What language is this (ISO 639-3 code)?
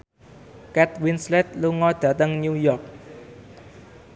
jav